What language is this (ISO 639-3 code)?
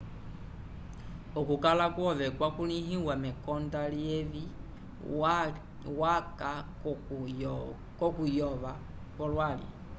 umb